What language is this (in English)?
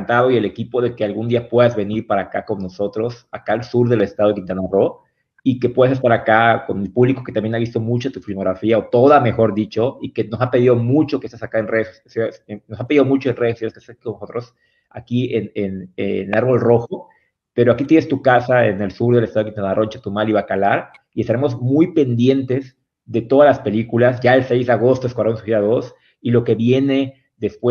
Spanish